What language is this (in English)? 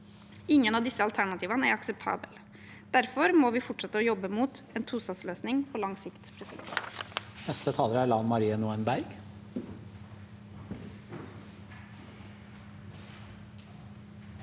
Norwegian